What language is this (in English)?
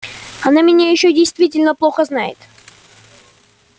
Russian